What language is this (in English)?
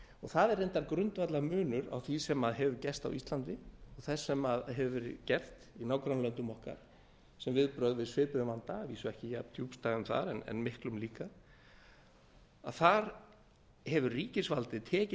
Icelandic